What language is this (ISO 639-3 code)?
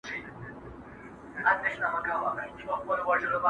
pus